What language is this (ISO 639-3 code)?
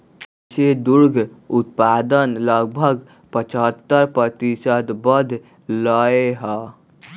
mag